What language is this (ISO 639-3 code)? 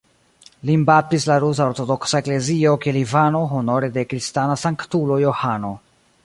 epo